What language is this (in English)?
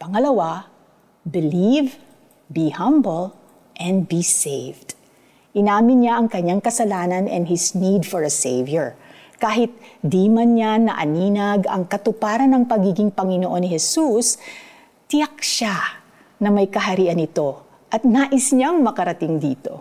Filipino